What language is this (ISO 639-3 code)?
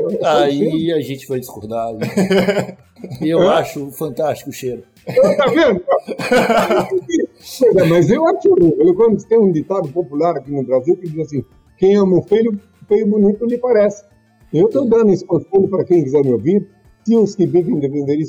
por